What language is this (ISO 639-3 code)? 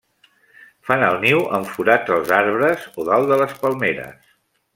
cat